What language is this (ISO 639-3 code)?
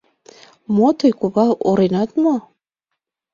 chm